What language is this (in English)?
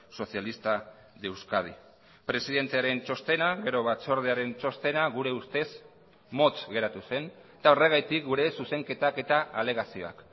Basque